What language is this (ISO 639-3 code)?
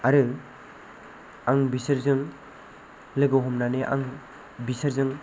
brx